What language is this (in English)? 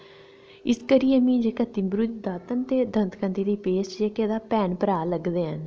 Dogri